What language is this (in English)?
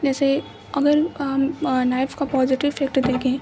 Urdu